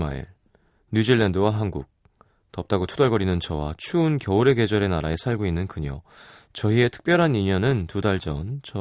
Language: Korean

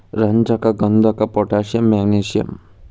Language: Kannada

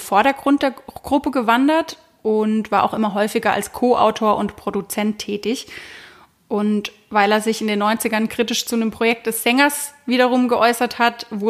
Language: German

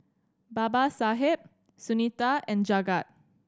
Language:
English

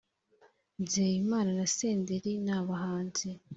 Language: Kinyarwanda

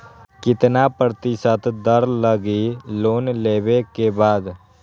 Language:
Magahi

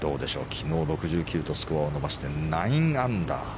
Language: Japanese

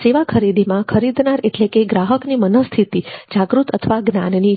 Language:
Gujarati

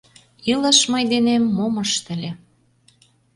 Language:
Mari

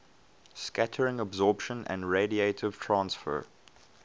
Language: English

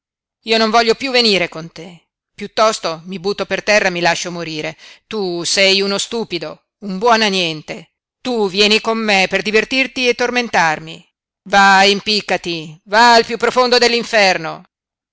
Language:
Italian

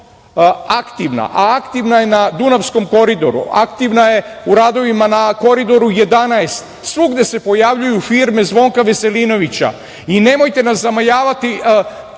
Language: Serbian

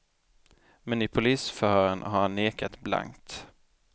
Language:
Swedish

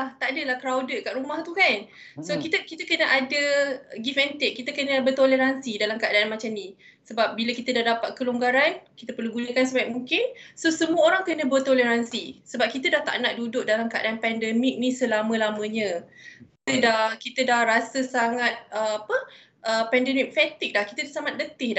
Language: Malay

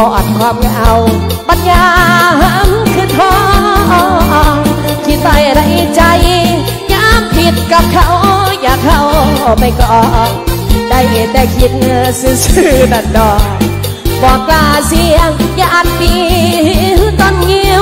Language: Thai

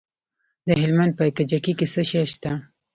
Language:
Pashto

